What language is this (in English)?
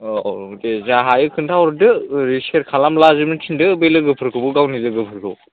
Bodo